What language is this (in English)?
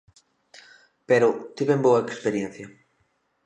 Galician